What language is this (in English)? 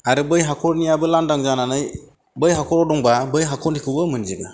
Bodo